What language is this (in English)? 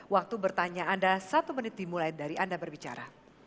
Indonesian